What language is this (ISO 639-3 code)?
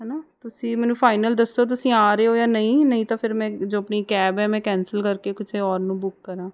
pan